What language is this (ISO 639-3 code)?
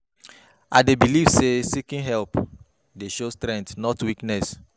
pcm